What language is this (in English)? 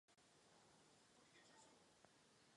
Czech